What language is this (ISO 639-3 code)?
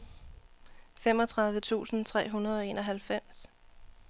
dan